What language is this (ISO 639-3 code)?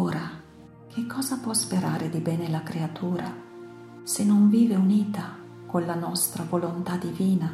ita